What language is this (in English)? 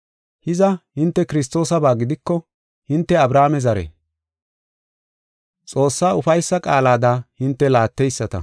Gofa